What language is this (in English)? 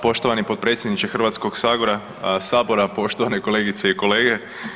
Croatian